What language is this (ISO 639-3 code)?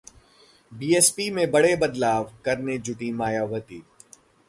hin